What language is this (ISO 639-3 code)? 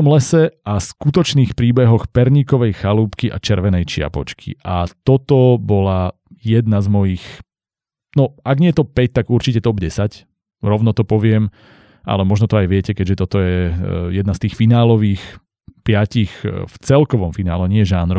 slk